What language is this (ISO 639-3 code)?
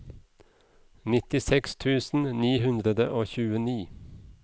nor